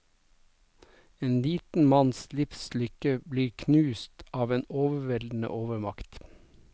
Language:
Norwegian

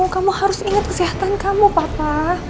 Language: Indonesian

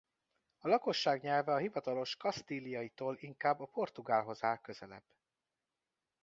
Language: Hungarian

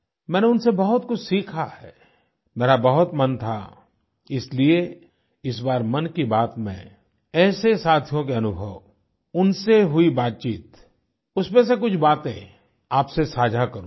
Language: Hindi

